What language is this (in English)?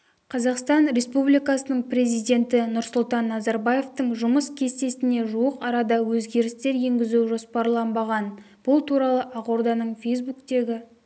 Kazakh